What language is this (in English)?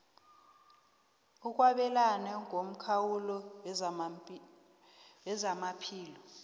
South Ndebele